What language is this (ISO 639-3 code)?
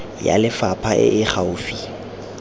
tsn